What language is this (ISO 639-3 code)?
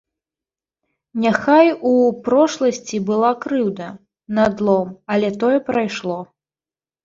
bel